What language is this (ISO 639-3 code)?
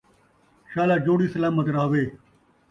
skr